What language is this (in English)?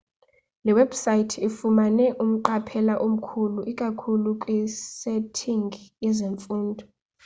Xhosa